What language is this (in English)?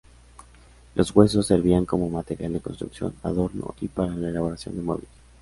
Spanish